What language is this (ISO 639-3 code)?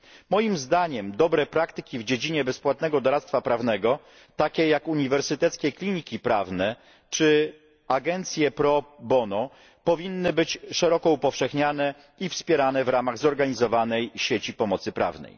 pol